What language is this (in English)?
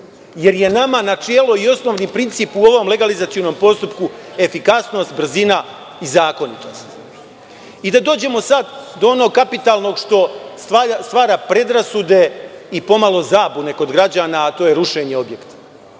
Serbian